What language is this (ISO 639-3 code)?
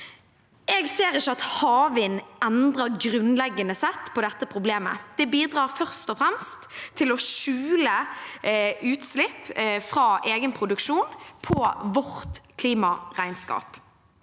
nor